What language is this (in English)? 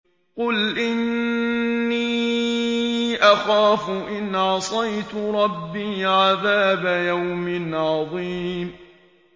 Arabic